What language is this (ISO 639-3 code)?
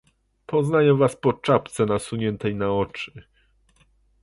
pol